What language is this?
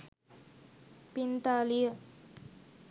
Sinhala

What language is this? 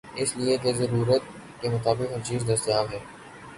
Urdu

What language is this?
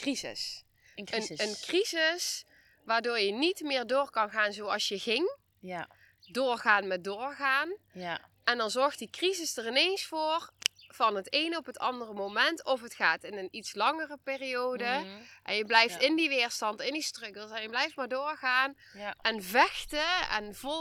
Dutch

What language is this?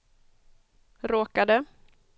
Swedish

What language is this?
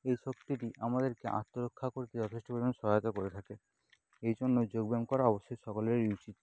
Bangla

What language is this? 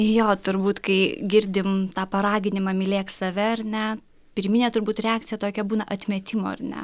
Lithuanian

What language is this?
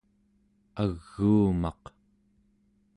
Central Yupik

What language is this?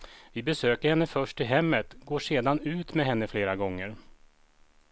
Swedish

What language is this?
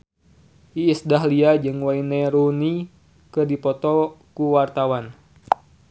Sundanese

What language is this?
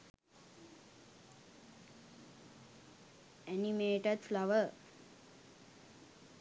Sinhala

